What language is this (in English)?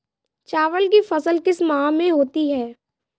Hindi